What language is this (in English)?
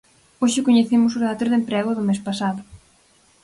Galician